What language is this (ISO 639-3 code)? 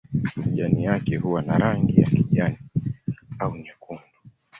swa